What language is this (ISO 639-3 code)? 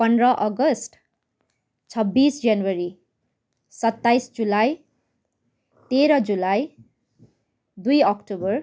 nep